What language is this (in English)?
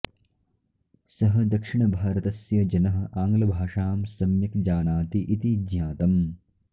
Sanskrit